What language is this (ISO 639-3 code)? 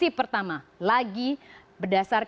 ind